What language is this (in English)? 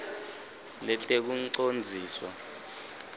Swati